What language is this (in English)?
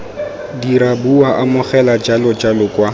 Tswana